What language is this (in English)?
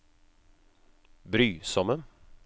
Norwegian